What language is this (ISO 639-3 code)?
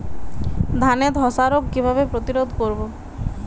ben